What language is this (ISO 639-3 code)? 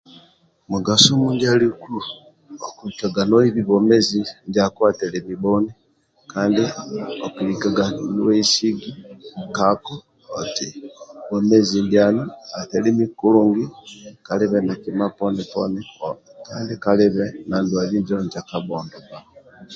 rwm